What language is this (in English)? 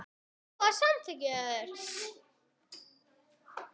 Icelandic